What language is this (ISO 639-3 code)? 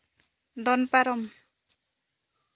sat